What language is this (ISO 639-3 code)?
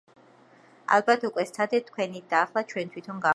kat